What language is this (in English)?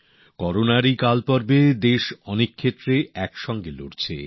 Bangla